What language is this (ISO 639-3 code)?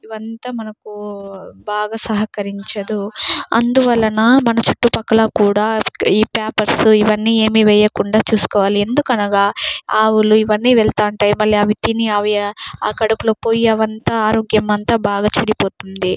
tel